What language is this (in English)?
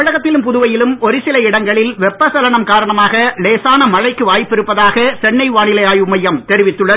Tamil